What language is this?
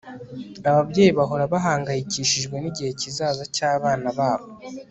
Kinyarwanda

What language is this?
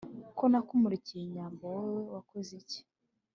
Kinyarwanda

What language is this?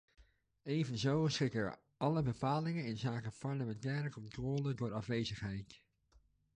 Dutch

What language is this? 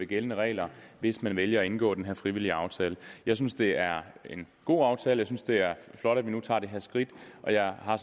Danish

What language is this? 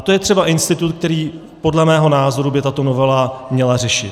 Czech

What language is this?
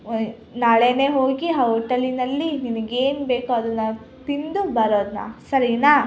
Kannada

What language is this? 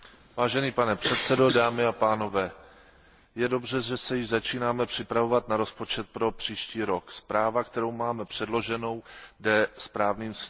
Czech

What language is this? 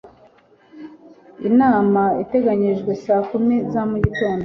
Kinyarwanda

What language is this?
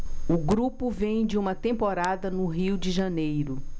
Portuguese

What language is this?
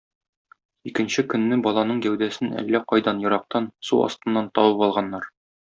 Tatar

